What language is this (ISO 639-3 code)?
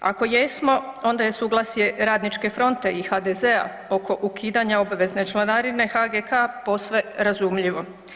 hrv